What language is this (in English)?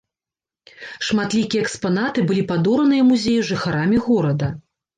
Belarusian